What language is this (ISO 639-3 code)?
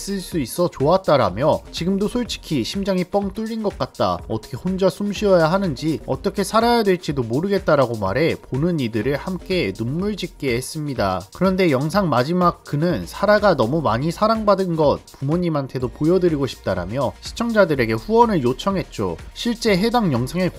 kor